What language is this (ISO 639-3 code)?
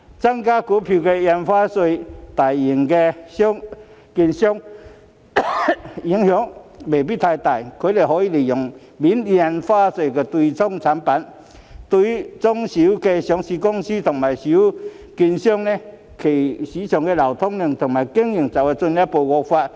yue